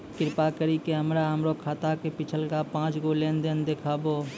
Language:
Maithili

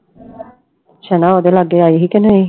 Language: Punjabi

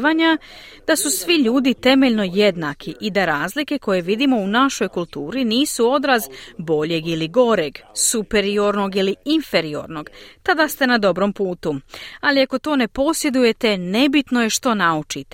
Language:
Croatian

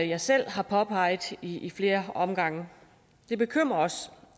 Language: Danish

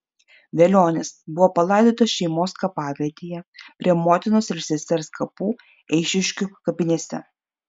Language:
Lithuanian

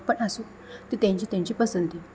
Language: Konkani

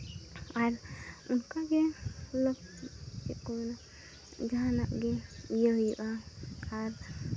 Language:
Santali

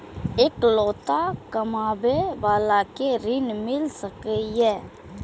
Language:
Maithili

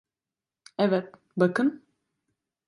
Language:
Turkish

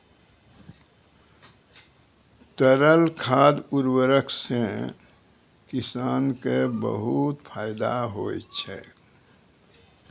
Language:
Maithili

